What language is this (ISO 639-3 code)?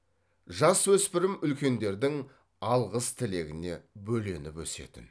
kaz